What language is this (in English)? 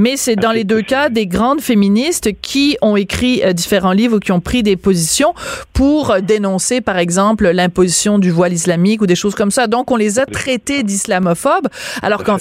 French